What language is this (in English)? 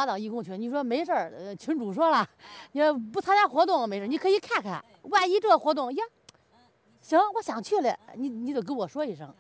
Chinese